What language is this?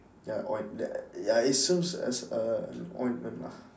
English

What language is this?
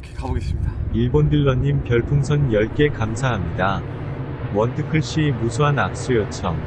Korean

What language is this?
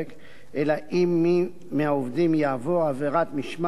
Hebrew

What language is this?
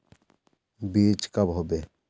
Magahi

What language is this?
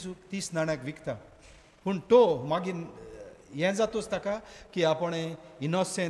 Romanian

